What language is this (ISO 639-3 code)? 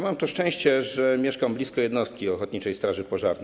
pol